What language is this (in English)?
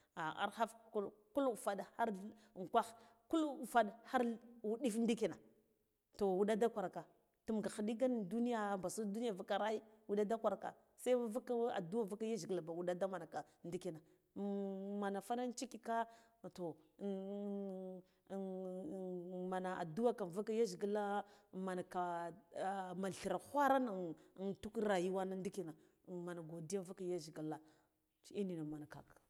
Guduf-Gava